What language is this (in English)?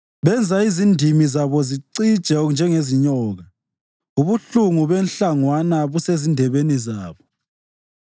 North Ndebele